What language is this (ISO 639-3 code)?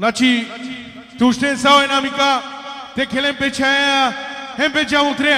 bul